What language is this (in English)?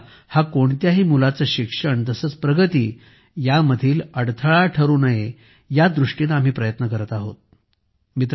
Marathi